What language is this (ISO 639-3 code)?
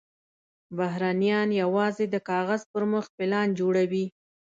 pus